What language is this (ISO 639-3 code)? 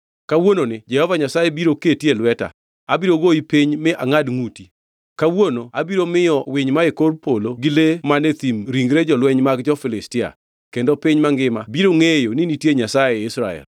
luo